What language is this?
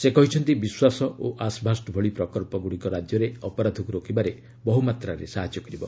Odia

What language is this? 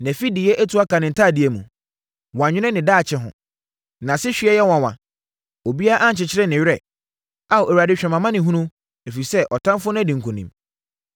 Akan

